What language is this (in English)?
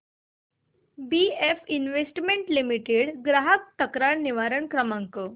Marathi